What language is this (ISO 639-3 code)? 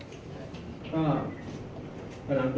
tha